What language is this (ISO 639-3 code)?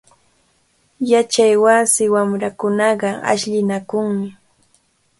qvl